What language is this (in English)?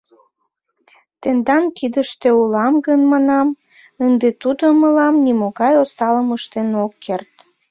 Mari